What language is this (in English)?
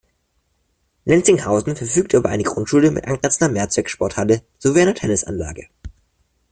German